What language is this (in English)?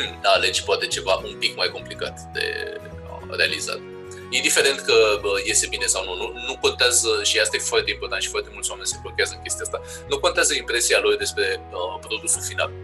Romanian